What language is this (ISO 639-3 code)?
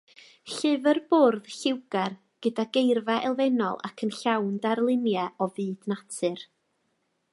cym